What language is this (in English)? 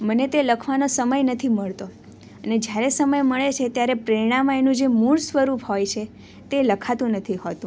Gujarati